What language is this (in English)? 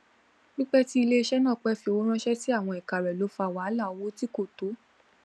Yoruba